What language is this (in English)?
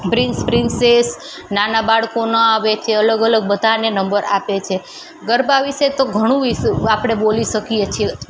Gujarati